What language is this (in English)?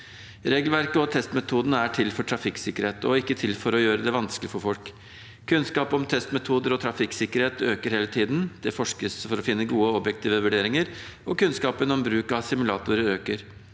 Norwegian